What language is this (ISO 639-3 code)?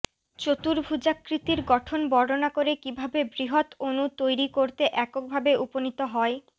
ben